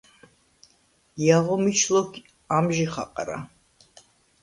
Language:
Svan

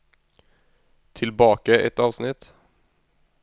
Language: Norwegian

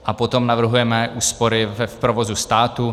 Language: Czech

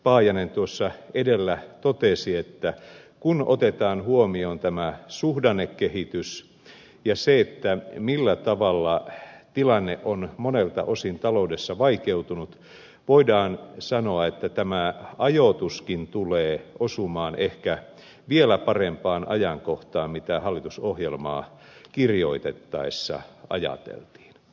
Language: Finnish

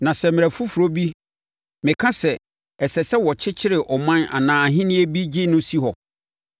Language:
Akan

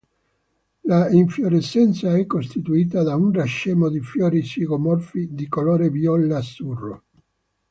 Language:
Italian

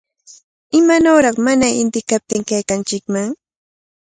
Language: Cajatambo North Lima Quechua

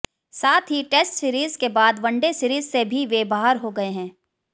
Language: Hindi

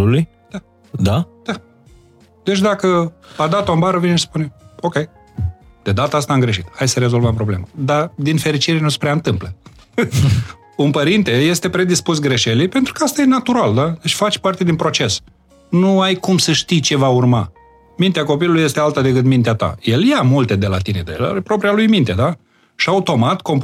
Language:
Romanian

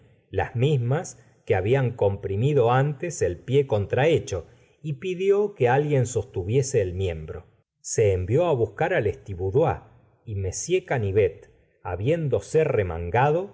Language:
Spanish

